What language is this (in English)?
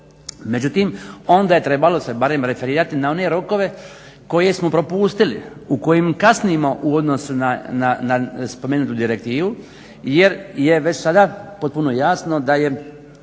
Croatian